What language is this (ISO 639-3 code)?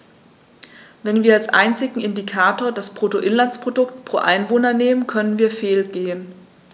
deu